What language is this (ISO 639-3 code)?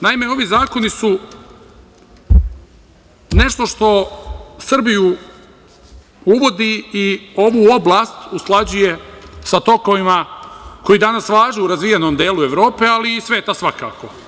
srp